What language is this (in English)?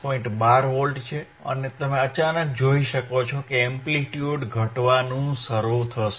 Gujarati